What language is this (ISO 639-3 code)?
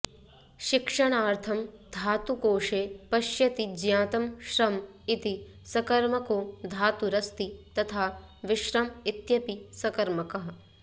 san